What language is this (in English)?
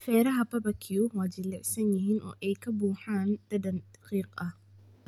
Somali